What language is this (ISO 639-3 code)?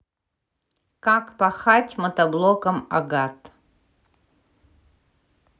rus